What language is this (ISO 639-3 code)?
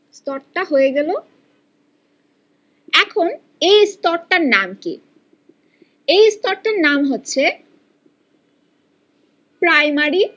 ben